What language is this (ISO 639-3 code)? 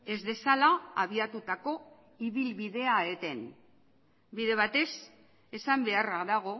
eus